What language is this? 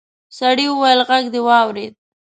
Pashto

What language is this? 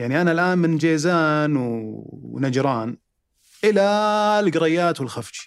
Arabic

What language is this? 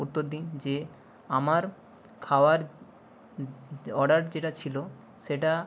Bangla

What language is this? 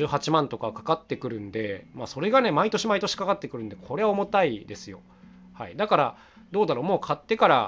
Japanese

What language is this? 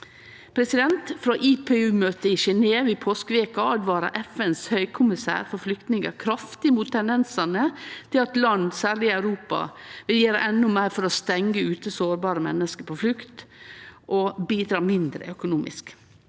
Norwegian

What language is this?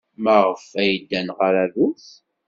Kabyle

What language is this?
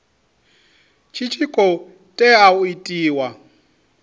Venda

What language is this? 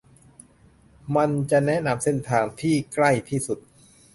Thai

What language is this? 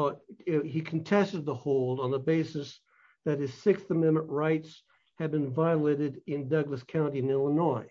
English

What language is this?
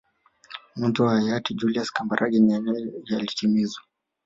Swahili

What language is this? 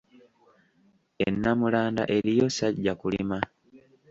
Ganda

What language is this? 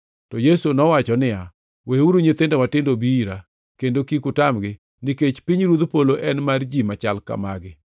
Luo (Kenya and Tanzania)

